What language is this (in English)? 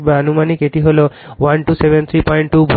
Bangla